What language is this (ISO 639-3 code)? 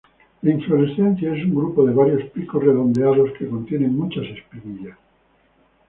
spa